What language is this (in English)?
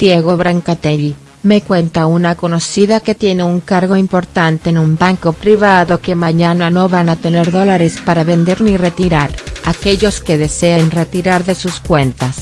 Spanish